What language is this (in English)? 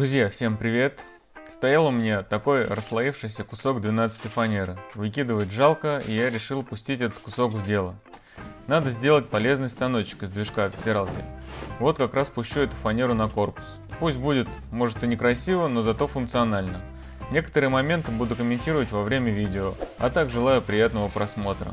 Russian